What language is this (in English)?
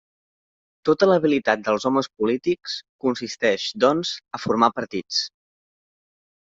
Catalan